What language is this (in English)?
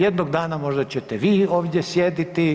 Croatian